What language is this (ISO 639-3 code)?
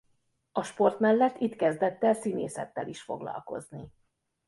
hun